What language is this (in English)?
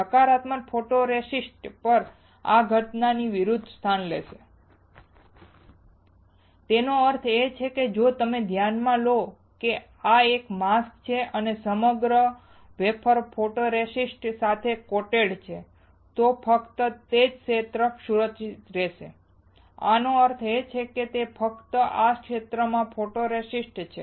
Gujarati